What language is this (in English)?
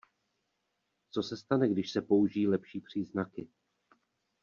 Czech